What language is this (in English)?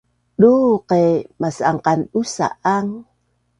Bunun